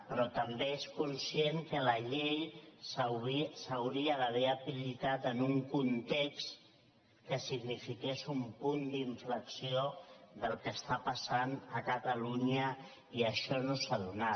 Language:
Catalan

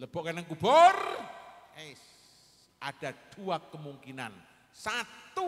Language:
Indonesian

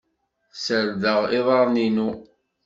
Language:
Kabyle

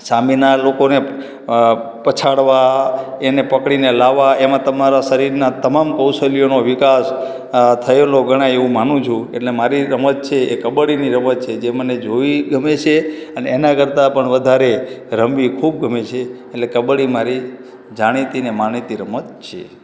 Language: Gujarati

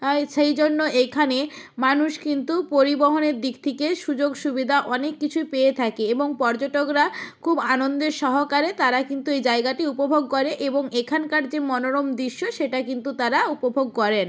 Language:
Bangla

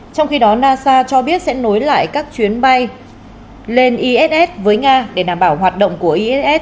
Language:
Vietnamese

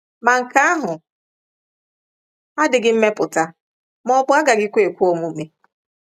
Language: Igbo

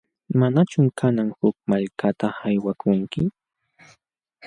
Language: Jauja Wanca Quechua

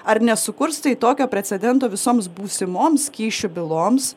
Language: Lithuanian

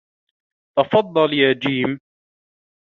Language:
Arabic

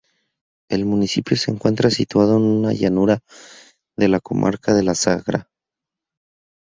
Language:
Spanish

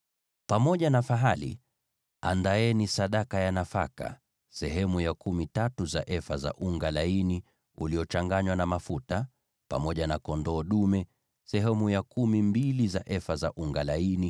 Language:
Swahili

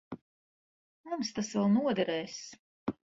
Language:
Latvian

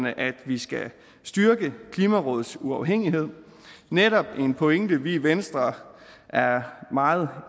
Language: Danish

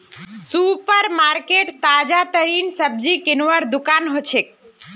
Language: Magahi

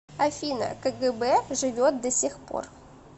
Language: Russian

